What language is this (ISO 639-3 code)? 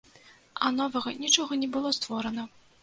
bel